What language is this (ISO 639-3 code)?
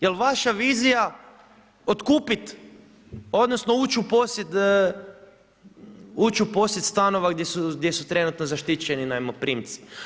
hrv